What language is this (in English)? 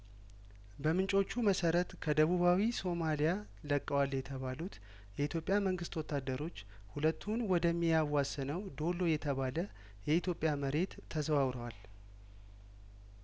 Amharic